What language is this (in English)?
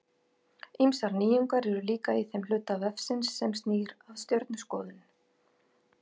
Icelandic